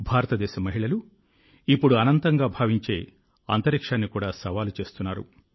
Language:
Telugu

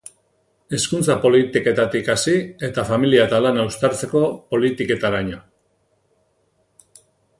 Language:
Basque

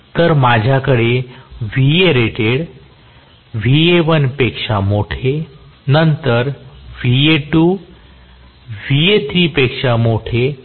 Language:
Marathi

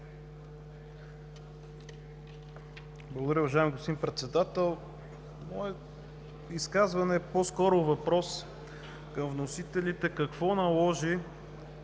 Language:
Bulgarian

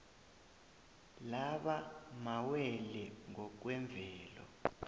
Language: South Ndebele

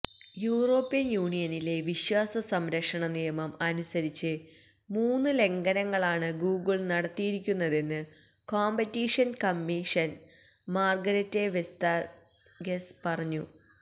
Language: Malayalam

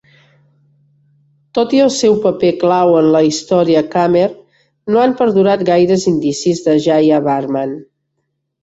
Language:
Catalan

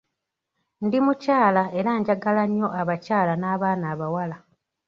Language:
Ganda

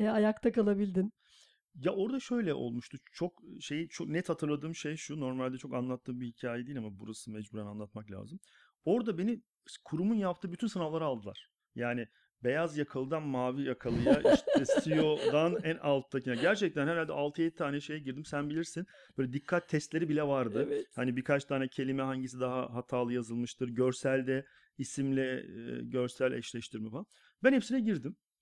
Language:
Turkish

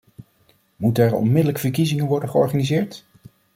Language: Dutch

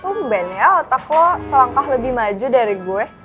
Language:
Indonesian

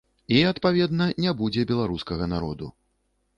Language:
Belarusian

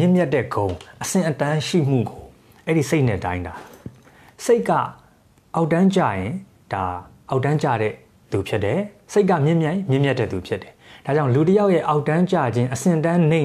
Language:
Thai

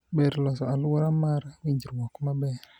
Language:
Luo (Kenya and Tanzania)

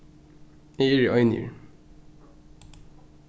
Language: Faroese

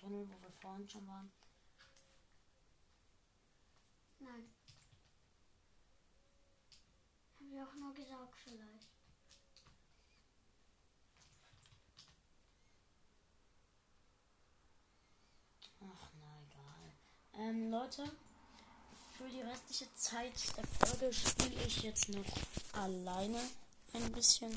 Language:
German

